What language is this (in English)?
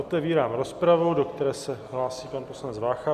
Czech